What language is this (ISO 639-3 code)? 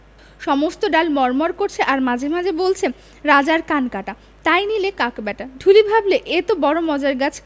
ben